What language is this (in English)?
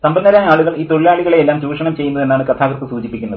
Malayalam